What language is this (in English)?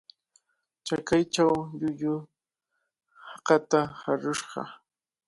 Cajatambo North Lima Quechua